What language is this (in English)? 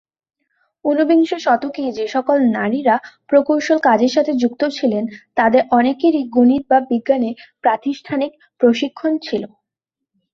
Bangla